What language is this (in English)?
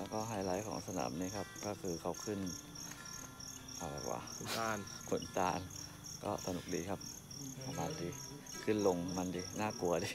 Thai